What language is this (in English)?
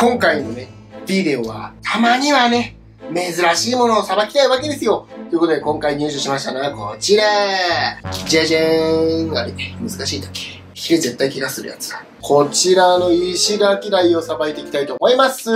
Japanese